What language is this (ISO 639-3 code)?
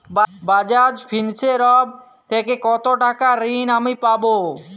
ben